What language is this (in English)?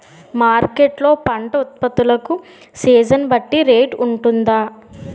Telugu